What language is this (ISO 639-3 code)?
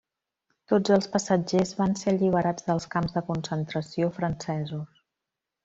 cat